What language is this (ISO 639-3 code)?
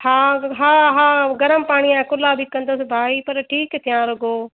snd